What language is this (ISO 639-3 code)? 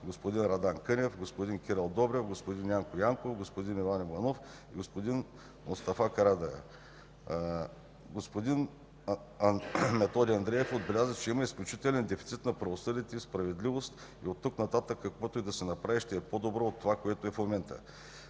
bul